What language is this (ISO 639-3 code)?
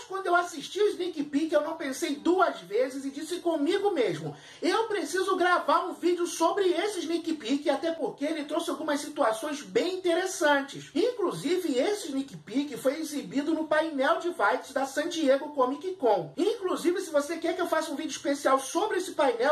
por